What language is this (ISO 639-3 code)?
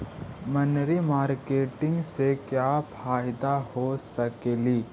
mag